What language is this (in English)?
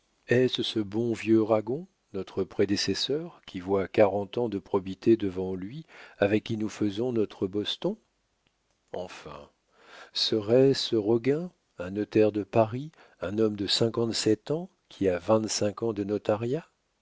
French